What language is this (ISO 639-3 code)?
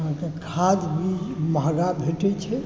mai